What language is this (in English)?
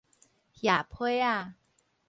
Min Nan Chinese